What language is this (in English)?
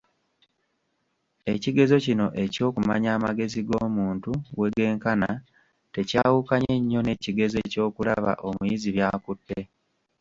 Ganda